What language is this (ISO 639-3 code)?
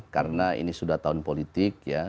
ind